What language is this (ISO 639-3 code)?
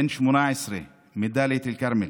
heb